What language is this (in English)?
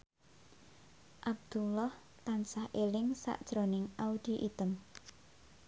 Javanese